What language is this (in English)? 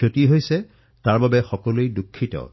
Assamese